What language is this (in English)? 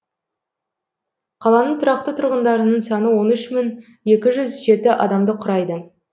Kazakh